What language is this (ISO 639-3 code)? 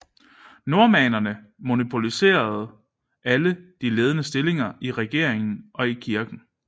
dan